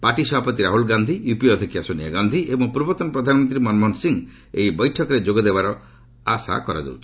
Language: Odia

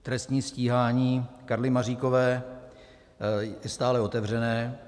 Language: Czech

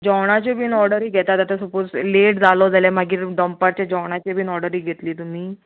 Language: Konkani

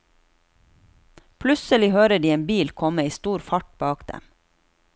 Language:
Norwegian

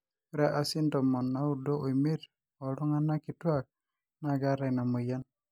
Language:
Masai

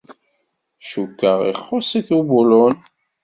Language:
Kabyle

